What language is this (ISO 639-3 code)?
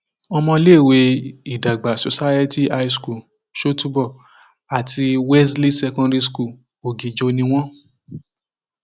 yor